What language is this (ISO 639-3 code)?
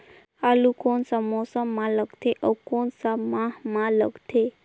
hne